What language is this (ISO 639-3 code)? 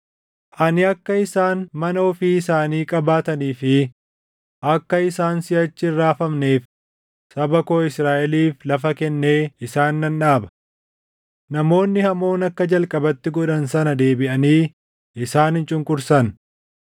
orm